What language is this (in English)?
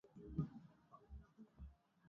Swahili